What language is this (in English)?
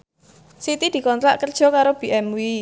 Javanese